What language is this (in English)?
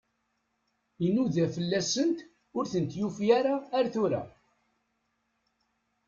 Kabyle